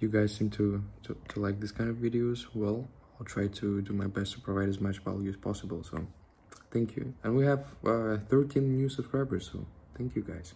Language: English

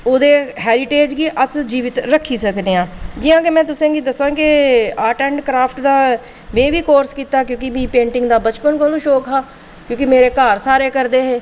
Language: Dogri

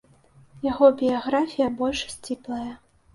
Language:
Belarusian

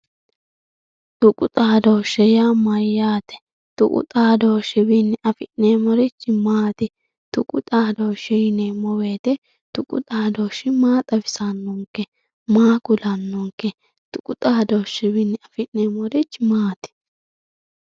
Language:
Sidamo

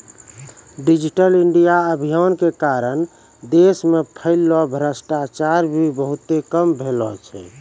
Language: Maithili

